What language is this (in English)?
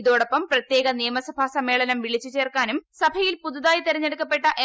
Malayalam